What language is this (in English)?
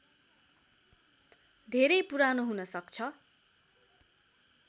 Nepali